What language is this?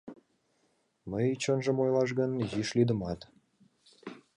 Mari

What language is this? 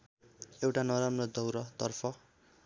Nepali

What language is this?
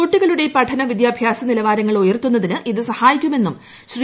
Malayalam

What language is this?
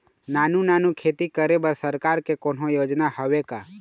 Chhattisgarhi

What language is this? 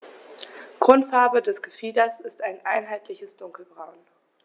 German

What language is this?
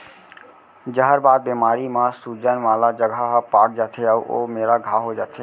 Chhattisgarhi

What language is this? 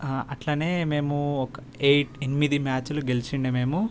Telugu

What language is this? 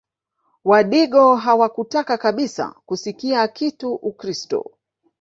Swahili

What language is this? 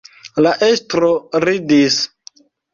Esperanto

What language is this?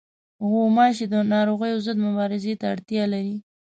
Pashto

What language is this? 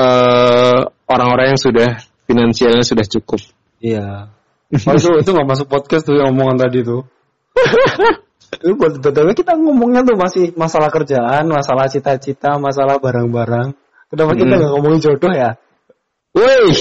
Indonesian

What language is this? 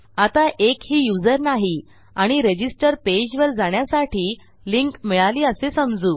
Marathi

